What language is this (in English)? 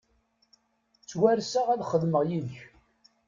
Kabyle